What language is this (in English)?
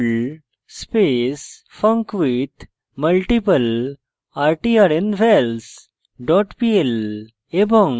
Bangla